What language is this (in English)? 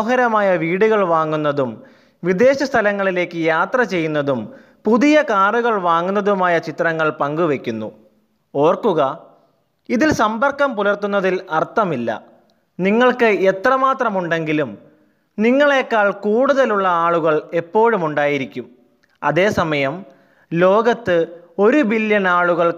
Malayalam